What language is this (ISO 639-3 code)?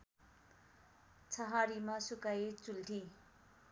nep